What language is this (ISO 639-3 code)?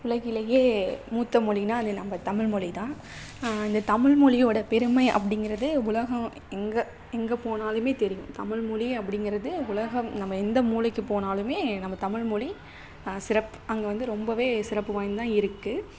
tam